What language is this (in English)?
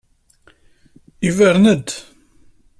Kabyle